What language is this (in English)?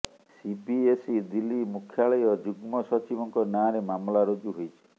Odia